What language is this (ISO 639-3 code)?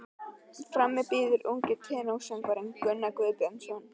isl